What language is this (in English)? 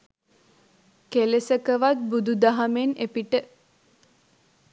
Sinhala